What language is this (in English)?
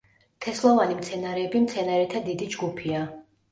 Georgian